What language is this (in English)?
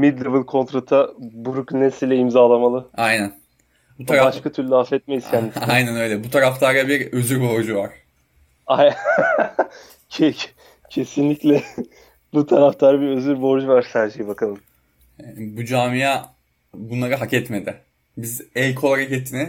Turkish